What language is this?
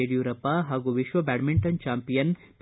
Kannada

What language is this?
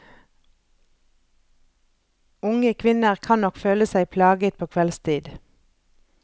Norwegian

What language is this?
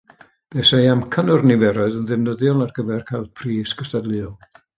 Welsh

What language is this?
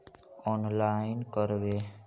Magahi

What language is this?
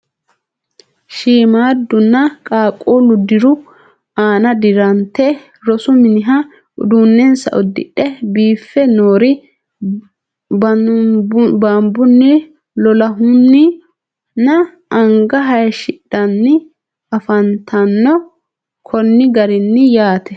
Sidamo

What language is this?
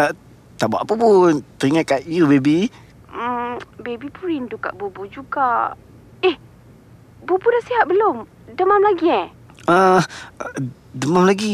Malay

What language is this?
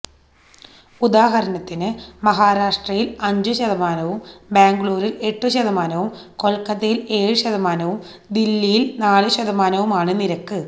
Malayalam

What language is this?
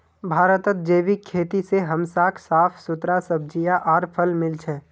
Magahi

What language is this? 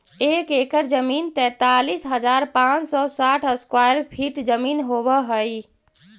Magahi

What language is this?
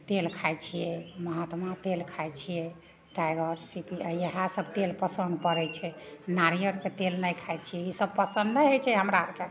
Maithili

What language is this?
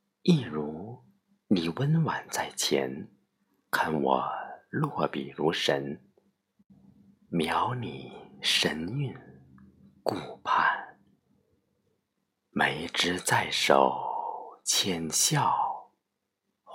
Chinese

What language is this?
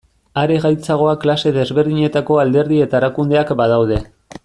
Basque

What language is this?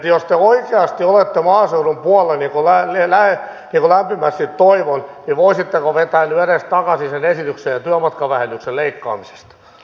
Finnish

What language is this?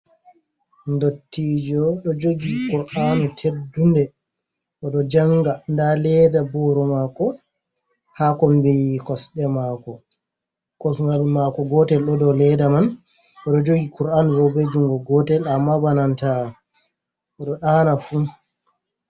Fula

